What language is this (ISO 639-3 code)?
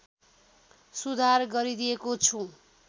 nep